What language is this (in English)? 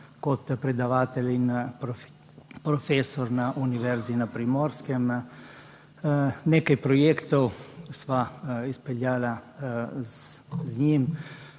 Slovenian